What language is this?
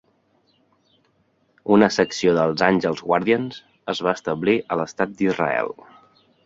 Catalan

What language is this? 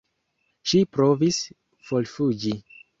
Esperanto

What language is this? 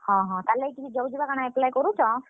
Odia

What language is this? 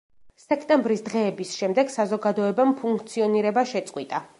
Georgian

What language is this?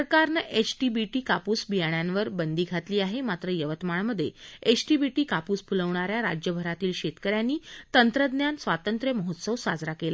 Marathi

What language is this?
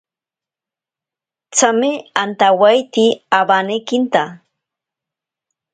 Ashéninka Perené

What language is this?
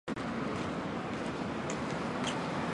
Chinese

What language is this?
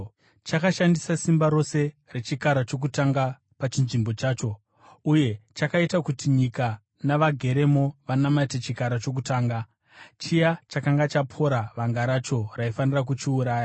Shona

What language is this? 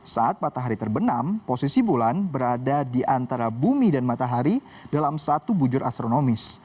Indonesian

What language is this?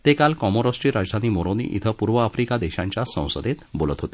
Marathi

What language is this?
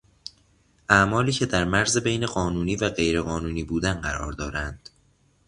Persian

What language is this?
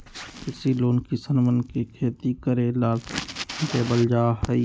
Magahi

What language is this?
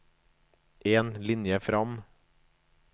Norwegian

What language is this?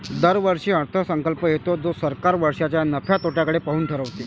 Marathi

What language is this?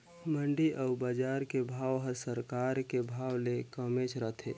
Chhattisgarhi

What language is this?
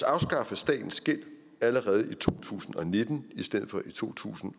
Danish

